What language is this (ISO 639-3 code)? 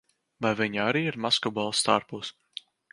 lav